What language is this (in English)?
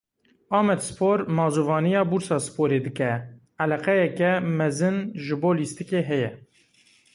Kurdish